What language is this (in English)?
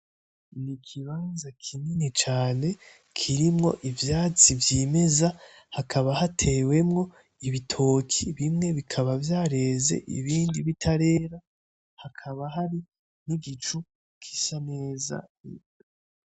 Rundi